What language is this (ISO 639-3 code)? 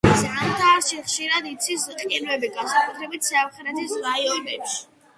kat